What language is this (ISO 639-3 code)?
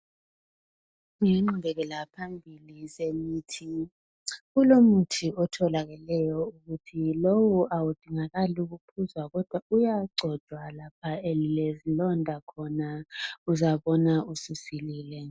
nde